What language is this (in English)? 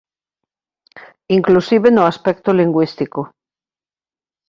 Galician